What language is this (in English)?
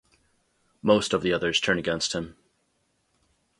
English